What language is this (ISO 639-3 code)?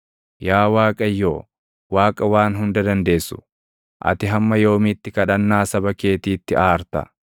orm